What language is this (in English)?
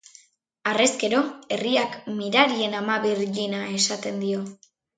Basque